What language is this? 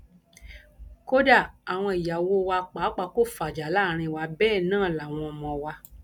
Yoruba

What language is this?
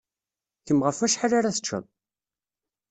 Kabyle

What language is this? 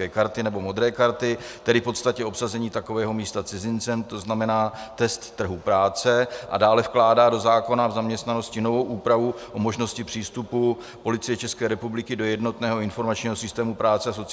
Czech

